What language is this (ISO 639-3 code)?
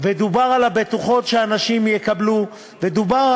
heb